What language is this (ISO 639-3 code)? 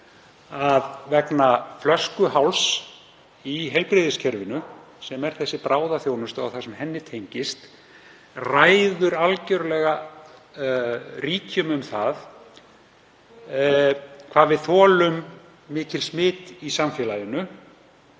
isl